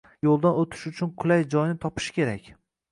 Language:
Uzbek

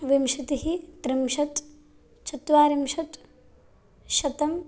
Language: Sanskrit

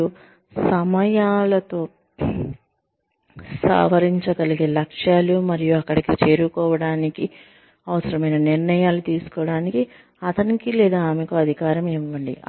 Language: Telugu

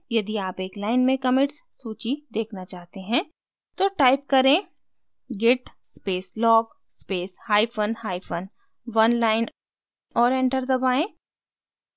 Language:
Hindi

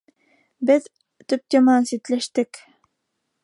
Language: Bashkir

